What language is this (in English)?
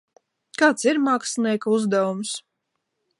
Latvian